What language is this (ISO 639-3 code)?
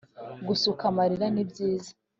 kin